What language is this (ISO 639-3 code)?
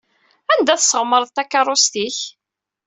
kab